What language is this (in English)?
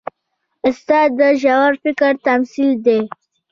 Pashto